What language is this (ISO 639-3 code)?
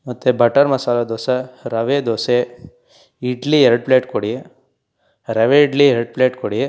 kan